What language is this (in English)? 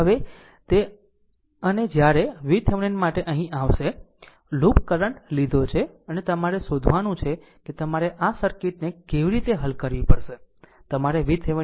Gujarati